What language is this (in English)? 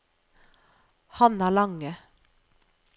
Norwegian